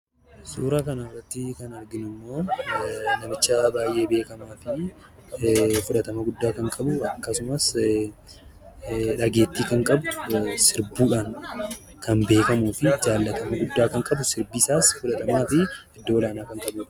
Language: Oromo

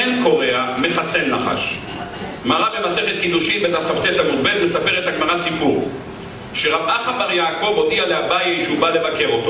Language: Hebrew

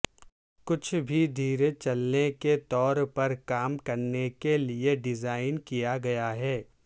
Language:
Urdu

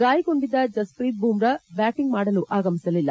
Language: Kannada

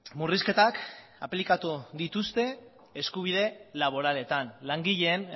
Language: Basque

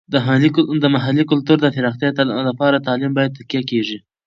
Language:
Pashto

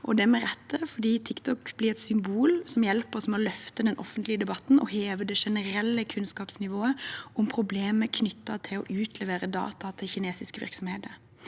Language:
Norwegian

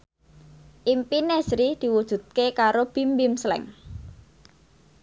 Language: Javanese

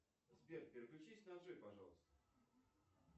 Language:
Russian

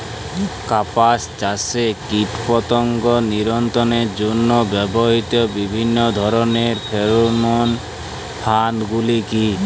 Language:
Bangla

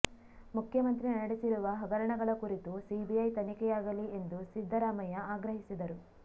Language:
Kannada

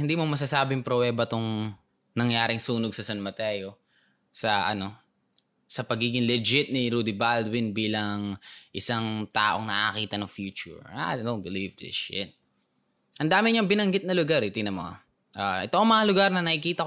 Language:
Filipino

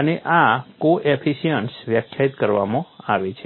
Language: Gujarati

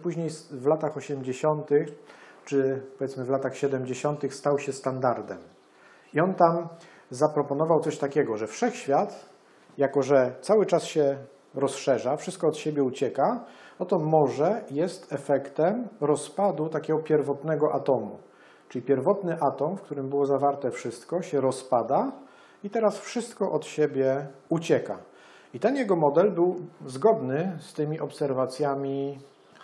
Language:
Polish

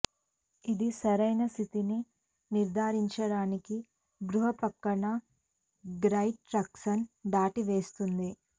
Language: Telugu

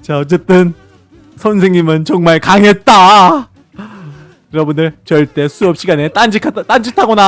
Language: Korean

